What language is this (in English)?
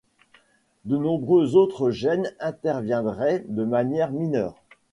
French